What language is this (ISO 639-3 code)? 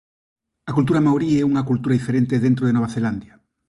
glg